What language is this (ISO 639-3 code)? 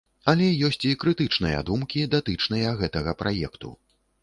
bel